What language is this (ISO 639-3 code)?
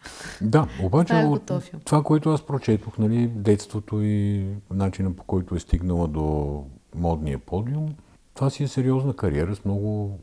bul